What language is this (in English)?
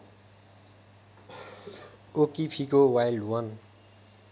Nepali